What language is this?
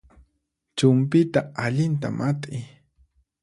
Puno Quechua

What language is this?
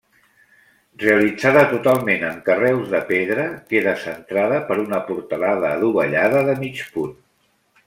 Catalan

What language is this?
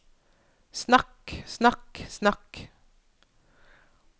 Norwegian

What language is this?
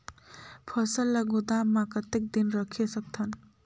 Chhattisgarhi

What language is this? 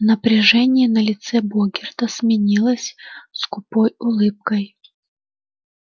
Russian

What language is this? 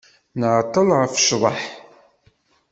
Kabyle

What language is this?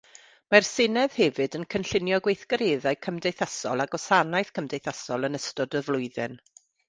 Welsh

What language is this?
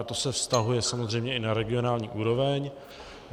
Czech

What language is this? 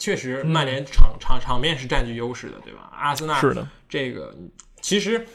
Chinese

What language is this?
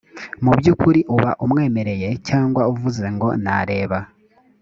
Kinyarwanda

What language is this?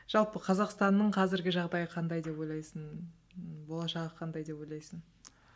Kazakh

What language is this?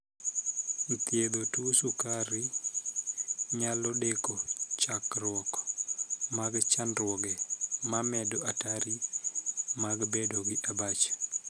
Luo (Kenya and Tanzania)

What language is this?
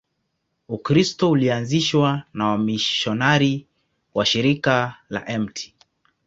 Swahili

